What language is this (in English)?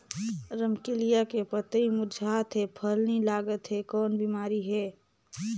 Chhattisgarhi